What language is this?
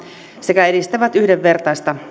Finnish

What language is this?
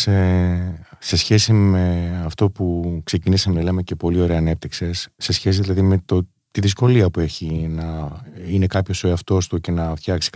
Greek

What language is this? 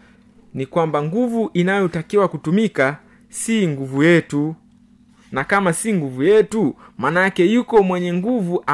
Swahili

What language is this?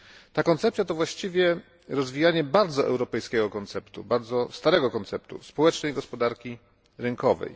Polish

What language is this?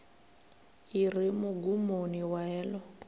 Venda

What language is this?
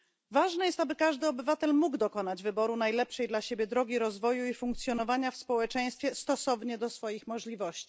Polish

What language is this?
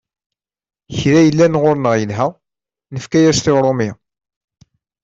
Kabyle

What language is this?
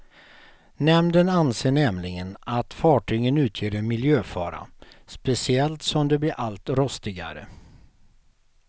Swedish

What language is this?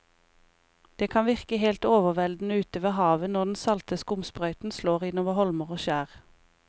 Norwegian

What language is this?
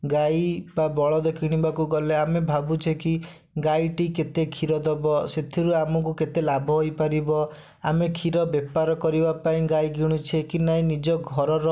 Odia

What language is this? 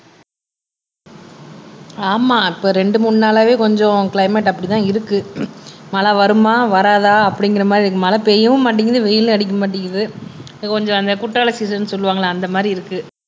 Tamil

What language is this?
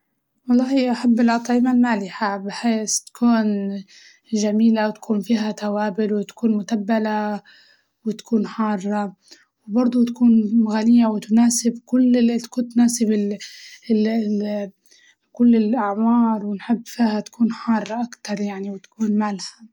Libyan Arabic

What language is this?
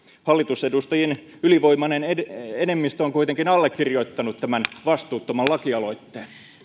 Finnish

